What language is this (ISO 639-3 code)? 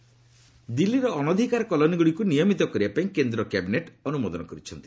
ori